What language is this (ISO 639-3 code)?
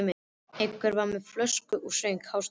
isl